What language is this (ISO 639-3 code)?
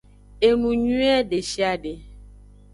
ajg